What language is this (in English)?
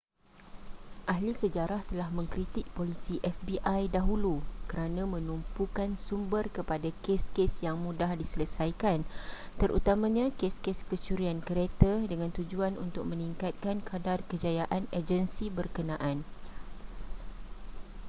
Malay